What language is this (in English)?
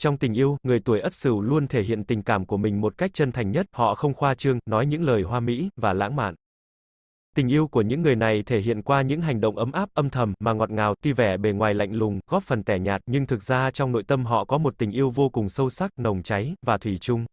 Vietnamese